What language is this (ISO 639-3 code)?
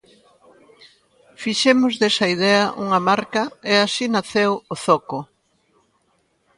glg